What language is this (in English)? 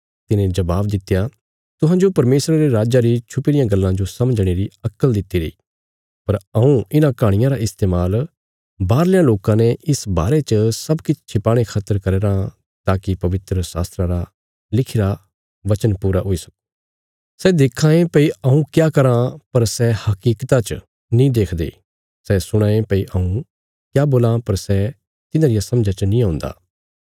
Bilaspuri